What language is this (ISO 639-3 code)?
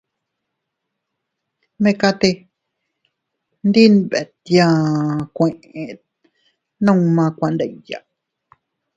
cut